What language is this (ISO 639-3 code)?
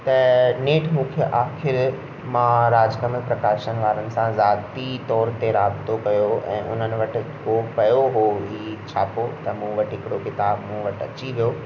snd